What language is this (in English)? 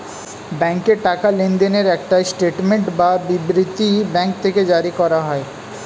Bangla